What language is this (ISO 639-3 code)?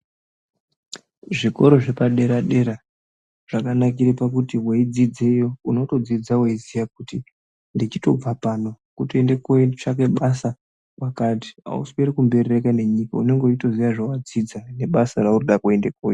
ndc